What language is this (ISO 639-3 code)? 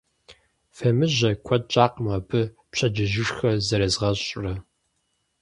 kbd